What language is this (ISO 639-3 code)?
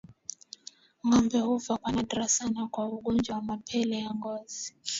swa